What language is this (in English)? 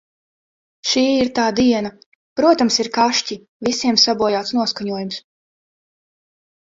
Latvian